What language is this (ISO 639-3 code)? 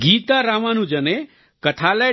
guj